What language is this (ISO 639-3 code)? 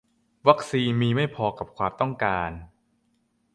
tha